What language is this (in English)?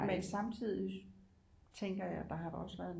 Danish